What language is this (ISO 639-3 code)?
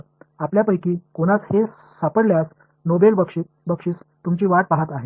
mar